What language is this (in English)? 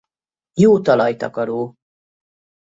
Hungarian